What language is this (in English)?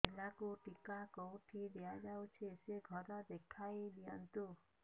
Odia